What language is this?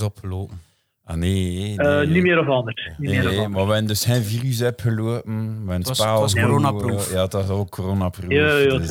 Dutch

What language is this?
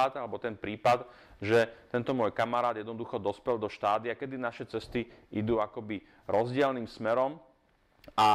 Slovak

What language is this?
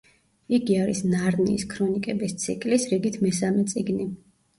Georgian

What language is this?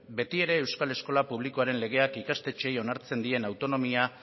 Basque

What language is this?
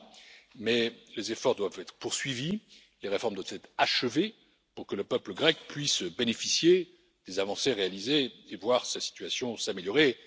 French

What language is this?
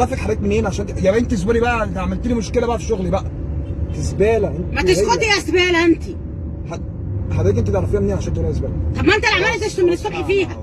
Arabic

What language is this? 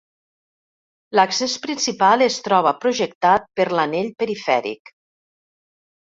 Catalan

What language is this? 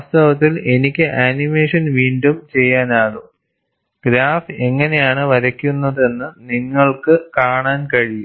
Malayalam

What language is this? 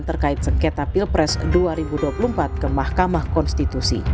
Indonesian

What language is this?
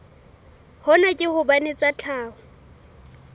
Southern Sotho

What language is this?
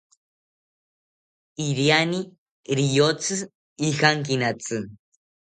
South Ucayali Ashéninka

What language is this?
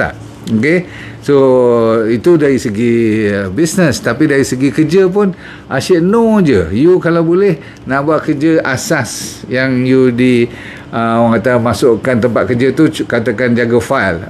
Malay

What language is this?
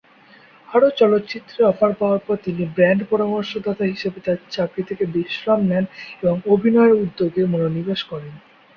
Bangla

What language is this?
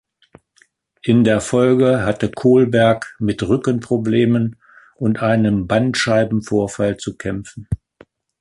German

